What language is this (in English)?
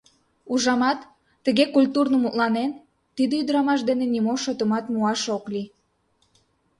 Mari